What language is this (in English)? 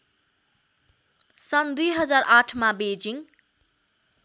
Nepali